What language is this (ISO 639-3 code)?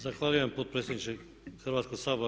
hrv